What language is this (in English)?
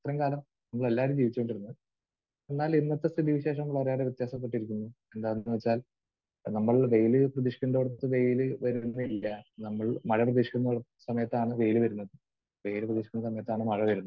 Malayalam